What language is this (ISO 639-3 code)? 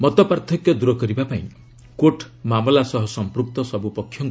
ori